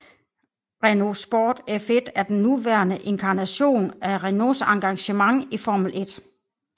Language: Danish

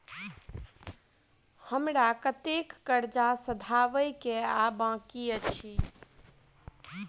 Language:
Maithili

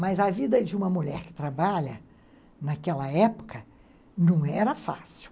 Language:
Portuguese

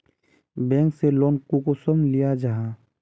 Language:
Magahi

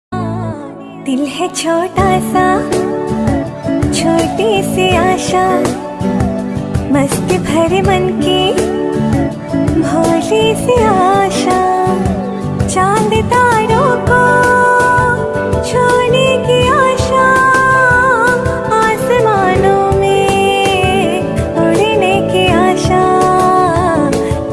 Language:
Hindi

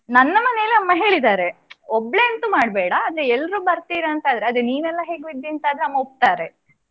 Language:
Kannada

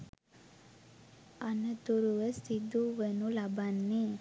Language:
Sinhala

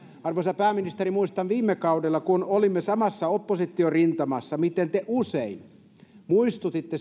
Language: Finnish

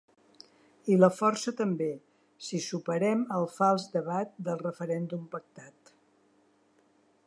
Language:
Catalan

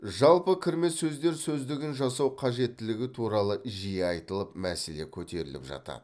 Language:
Kazakh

